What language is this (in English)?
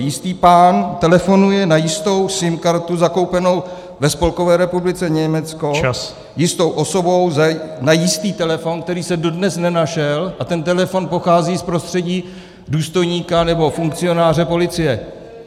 Czech